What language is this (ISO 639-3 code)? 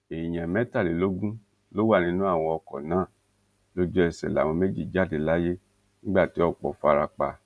yor